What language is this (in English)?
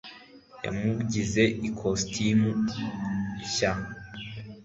Kinyarwanda